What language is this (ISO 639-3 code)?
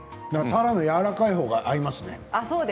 jpn